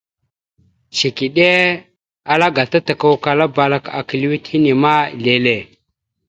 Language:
Mada (Cameroon)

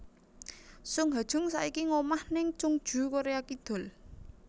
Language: Javanese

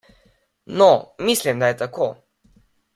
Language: Slovenian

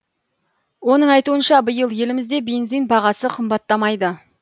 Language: Kazakh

